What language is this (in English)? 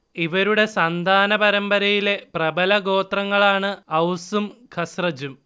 Malayalam